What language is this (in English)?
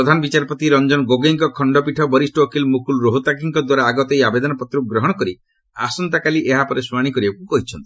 Odia